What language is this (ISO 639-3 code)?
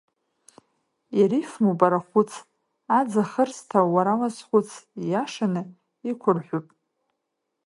abk